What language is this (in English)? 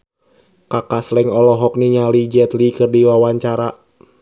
Sundanese